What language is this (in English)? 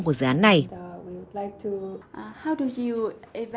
Vietnamese